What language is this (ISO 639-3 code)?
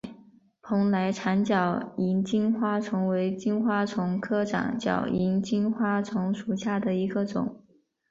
zho